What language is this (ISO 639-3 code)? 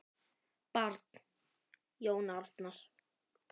isl